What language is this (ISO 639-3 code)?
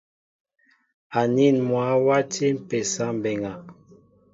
mbo